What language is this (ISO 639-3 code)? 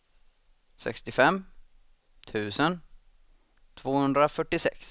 swe